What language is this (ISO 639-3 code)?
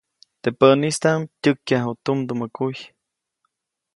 zoc